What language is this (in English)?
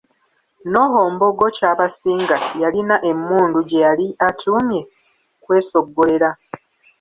Ganda